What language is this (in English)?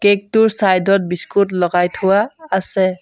Assamese